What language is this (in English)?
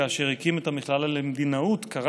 Hebrew